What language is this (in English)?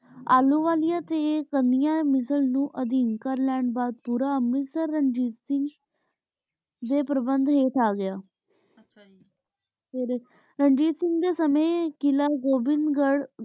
Punjabi